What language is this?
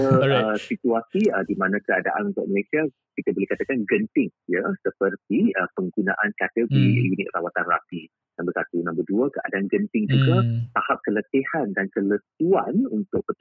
Malay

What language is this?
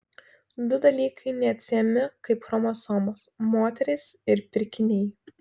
Lithuanian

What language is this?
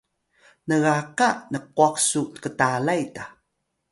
Atayal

